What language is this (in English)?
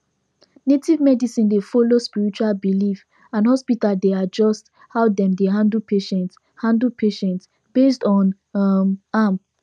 Nigerian Pidgin